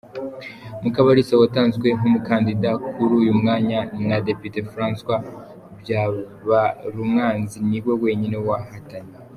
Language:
Kinyarwanda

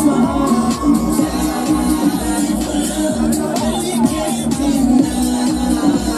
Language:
English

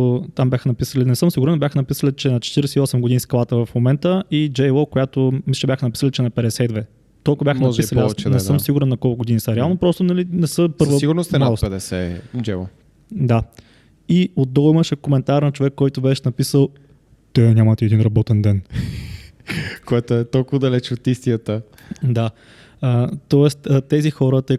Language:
Bulgarian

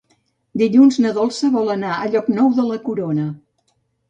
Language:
Catalan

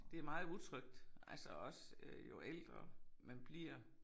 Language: Danish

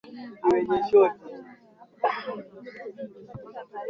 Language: Swahili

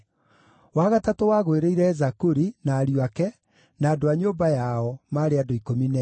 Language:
Kikuyu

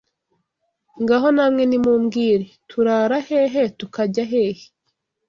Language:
Kinyarwanda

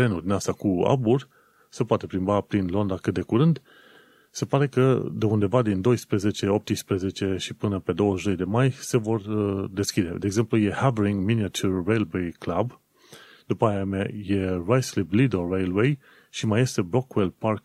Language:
Romanian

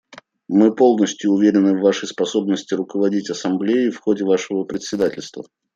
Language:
Russian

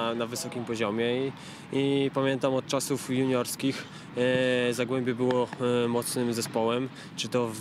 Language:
Polish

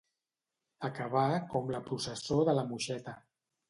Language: Catalan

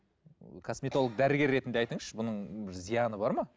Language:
Kazakh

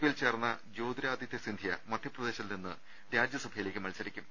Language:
Malayalam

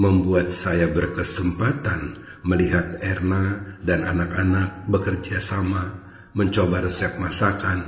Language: Indonesian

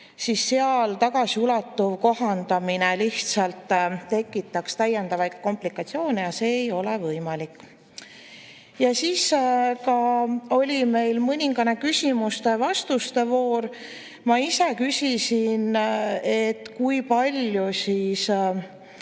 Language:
Estonian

